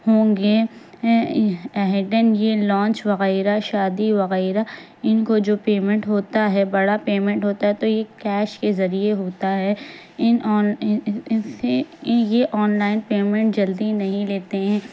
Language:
Urdu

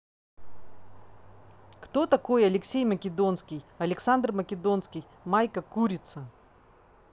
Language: Russian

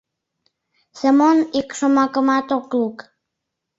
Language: Mari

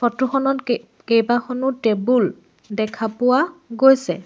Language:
Assamese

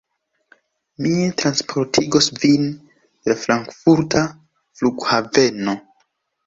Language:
Esperanto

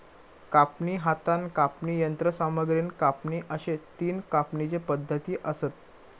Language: Marathi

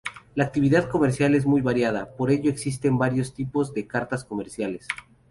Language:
Spanish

